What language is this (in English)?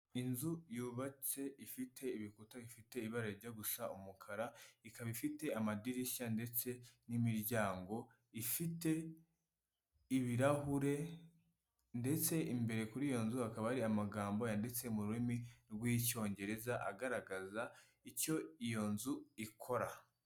Kinyarwanda